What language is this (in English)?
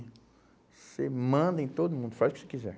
Portuguese